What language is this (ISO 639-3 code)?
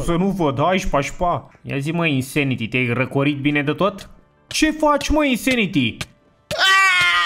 ron